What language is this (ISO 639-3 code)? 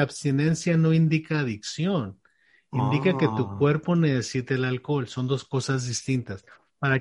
spa